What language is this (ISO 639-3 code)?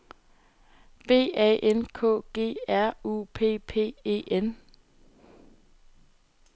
dan